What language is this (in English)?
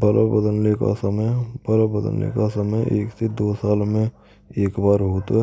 Braj